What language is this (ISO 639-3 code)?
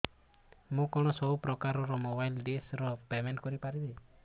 ori